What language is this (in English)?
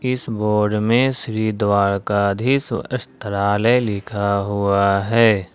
Hindi